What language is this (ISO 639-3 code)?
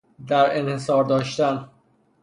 fas